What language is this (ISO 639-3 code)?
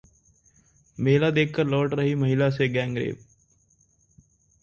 hin